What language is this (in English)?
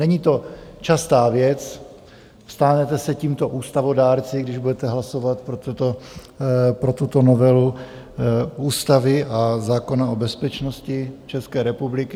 Czech